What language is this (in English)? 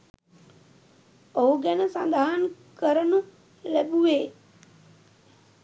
Sinhala